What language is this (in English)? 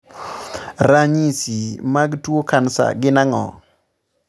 Luo (Kenya and Tanzania)